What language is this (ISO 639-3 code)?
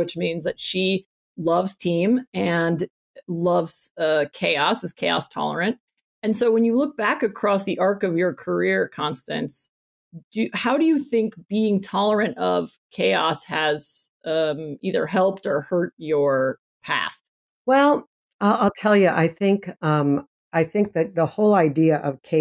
eng